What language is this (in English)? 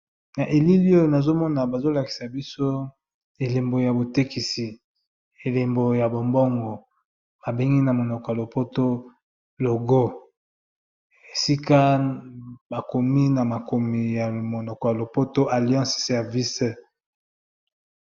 Lingala